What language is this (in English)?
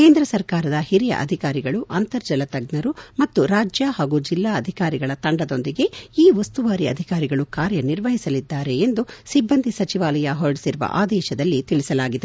Kannada